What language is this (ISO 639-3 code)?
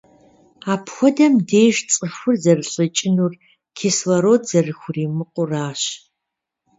kbd